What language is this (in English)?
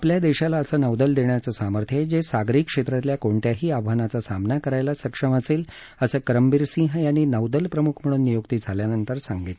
Marathi